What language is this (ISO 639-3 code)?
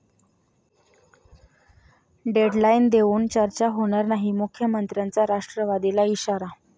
mar